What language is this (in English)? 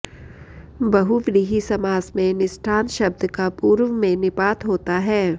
Sanskrit